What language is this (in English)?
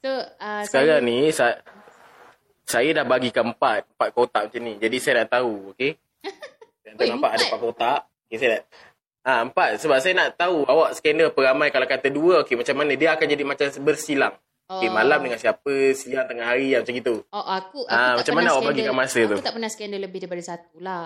Malay